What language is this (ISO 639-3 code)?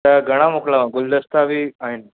snd